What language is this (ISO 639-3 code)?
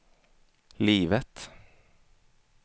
swe